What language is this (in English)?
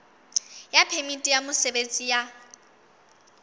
Southern Sotho